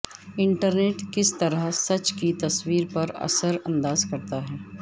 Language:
Urdu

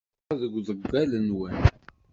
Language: Kabyle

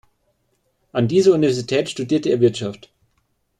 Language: German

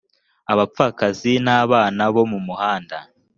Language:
Kinyarwanda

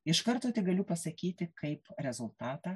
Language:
Lithuanian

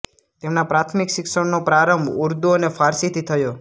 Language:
Gujarati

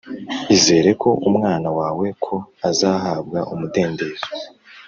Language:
Kinyarwanda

